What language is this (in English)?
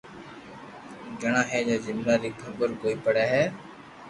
Loarki